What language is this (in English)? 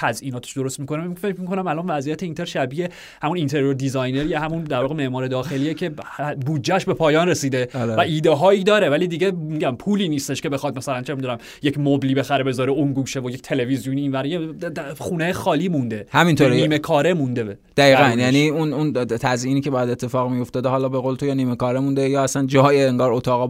Persian